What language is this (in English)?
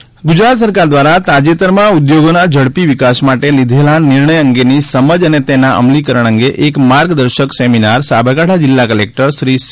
Gujarati